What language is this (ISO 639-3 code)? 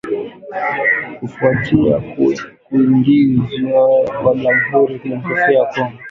swa